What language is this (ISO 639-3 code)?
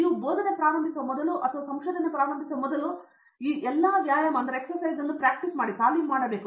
kan